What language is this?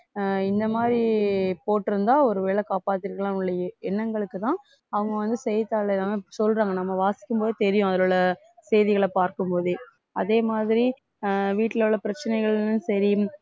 Tamil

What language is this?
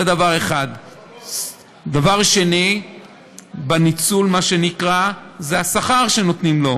Hebrew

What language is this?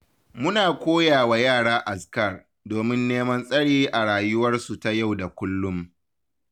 Hausa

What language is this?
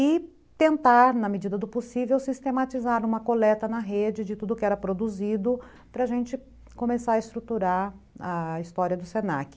Portuguese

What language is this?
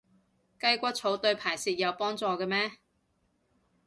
Cantonese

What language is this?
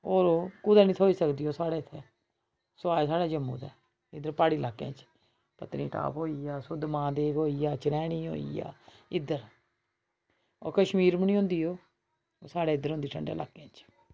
Dogri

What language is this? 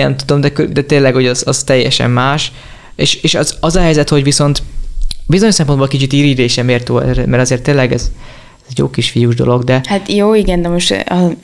Hungarian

